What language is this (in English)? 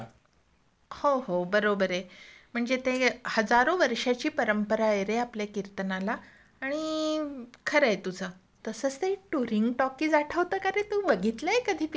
Marathi